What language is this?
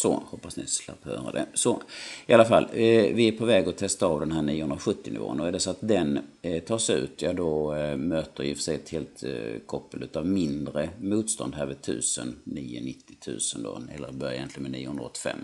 Swedish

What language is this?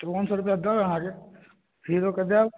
Maithili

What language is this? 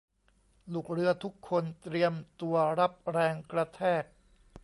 Thai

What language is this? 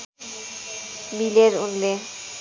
Nepali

